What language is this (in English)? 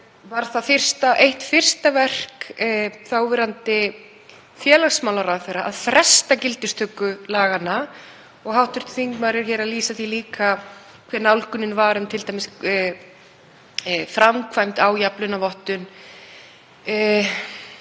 Icelandic